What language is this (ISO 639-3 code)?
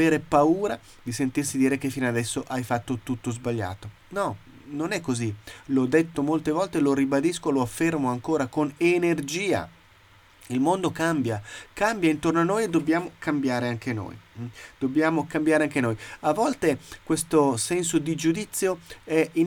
ita